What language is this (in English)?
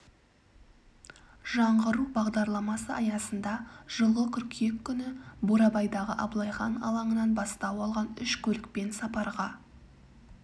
Kazakh